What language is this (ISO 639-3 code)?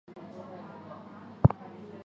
zho